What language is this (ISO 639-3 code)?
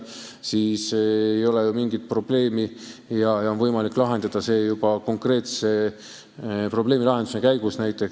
est